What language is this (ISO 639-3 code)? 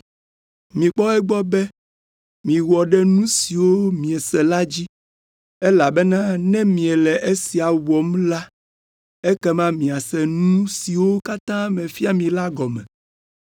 ewe